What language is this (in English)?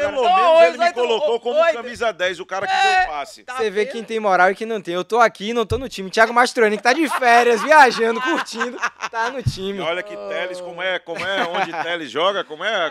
Portuguese